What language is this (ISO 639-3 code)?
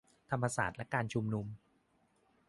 tha